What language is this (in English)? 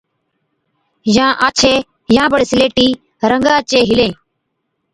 Od